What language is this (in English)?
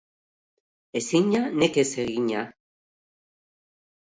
Basque